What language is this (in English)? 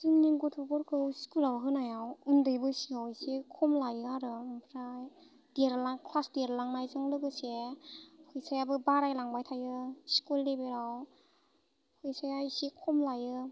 Bodo